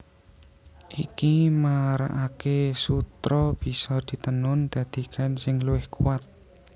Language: Javanese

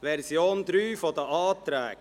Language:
Swiss German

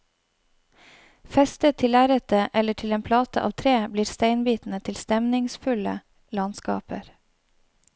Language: Norwegian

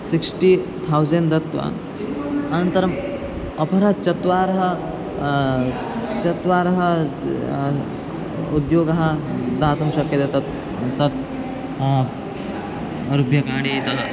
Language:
Sanskrit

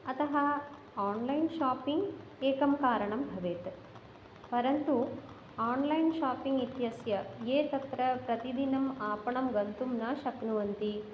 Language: Sanskrit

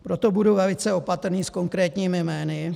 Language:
Czech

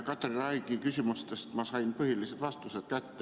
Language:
Estonian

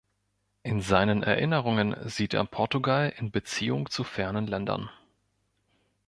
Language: German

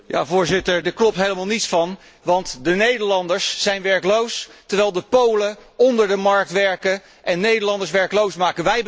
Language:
Dutch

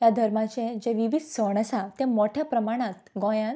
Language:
Konkani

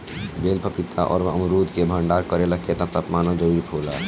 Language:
Bhojpuri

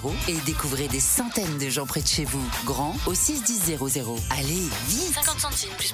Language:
French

